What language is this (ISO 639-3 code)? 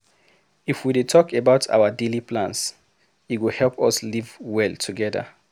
pcm